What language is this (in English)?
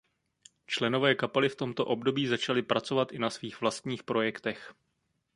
Czech